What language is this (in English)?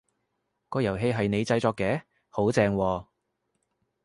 Cantonese